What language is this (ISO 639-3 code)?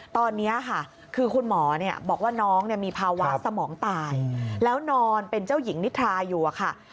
tha